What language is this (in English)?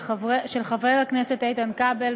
Hebrew